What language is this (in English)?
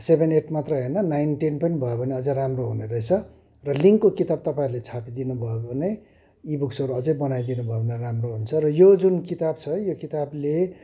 Nepali